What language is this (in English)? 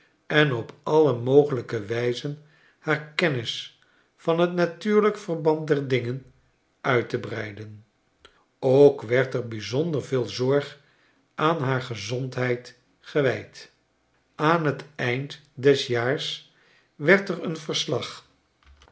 Dutch